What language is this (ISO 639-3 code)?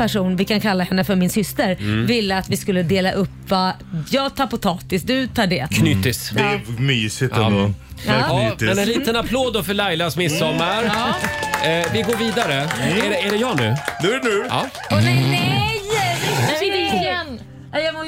swe